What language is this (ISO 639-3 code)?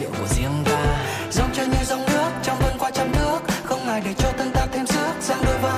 vie